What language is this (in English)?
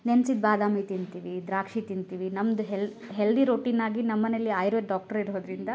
Kannada